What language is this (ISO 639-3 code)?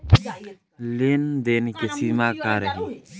bho